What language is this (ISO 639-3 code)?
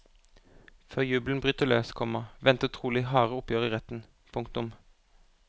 nor